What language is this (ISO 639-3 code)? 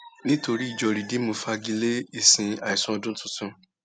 yor